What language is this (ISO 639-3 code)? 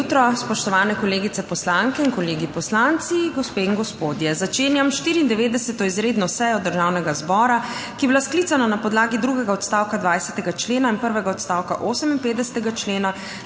slv